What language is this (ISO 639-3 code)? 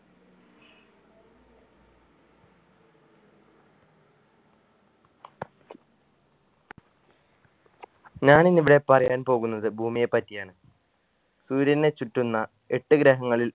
mal